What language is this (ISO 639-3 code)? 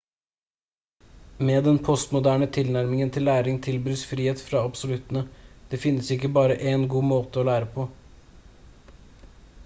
nob